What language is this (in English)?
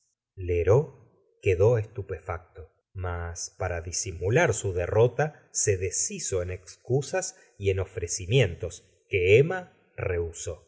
Spanish